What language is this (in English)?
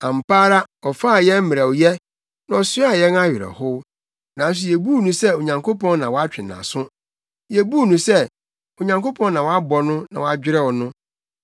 Akan